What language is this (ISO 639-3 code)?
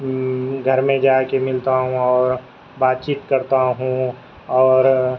urd